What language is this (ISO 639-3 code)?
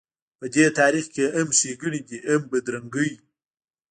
pus